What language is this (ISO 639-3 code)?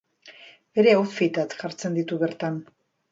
eus